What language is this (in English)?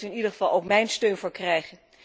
Dutch